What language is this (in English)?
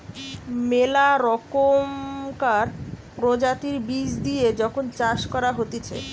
Bangla